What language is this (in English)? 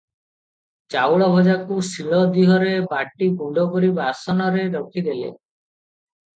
Odia